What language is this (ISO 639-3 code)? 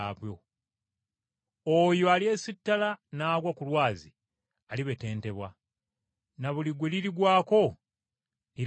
lug